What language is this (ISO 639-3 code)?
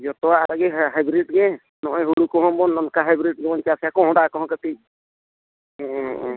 sat